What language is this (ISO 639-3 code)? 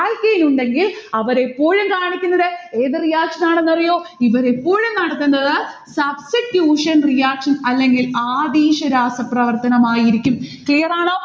mal